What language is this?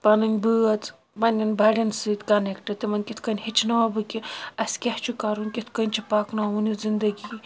Kashmiri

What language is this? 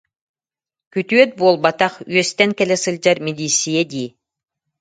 Yakut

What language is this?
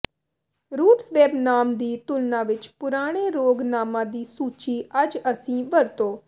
Punjabi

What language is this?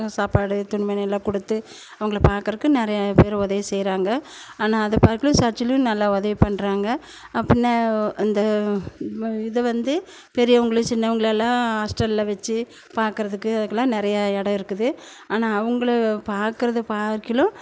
Tamil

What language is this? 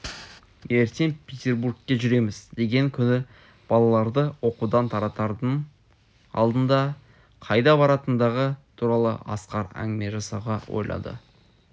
Kazakh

